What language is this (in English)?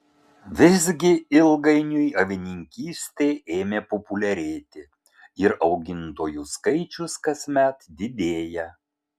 Lithuanian